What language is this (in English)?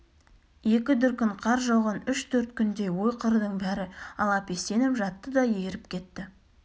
Kazakh